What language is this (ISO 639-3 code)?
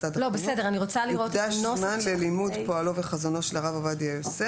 heb